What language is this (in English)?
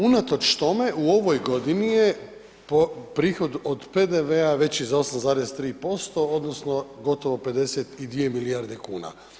Croatian